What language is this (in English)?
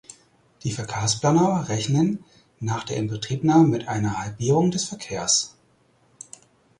German